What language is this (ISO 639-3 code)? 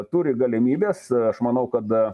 lit